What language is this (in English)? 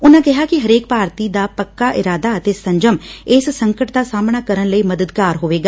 Punjabi